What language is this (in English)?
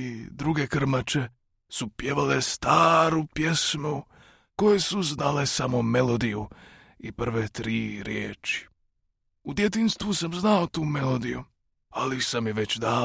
Croatian